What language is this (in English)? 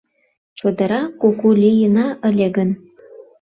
Mari